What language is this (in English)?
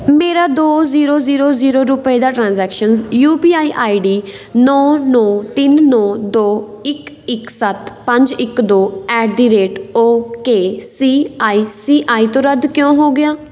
Punjabi